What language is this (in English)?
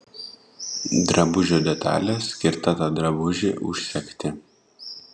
Lithuanian